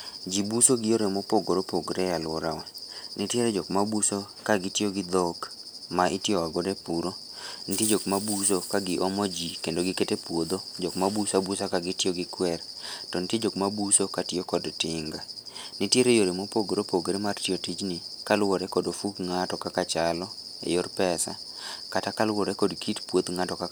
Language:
Luo (Kenya and Tanzania)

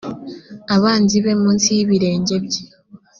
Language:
Kinyarwanda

